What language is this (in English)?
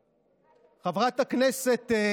Hebrew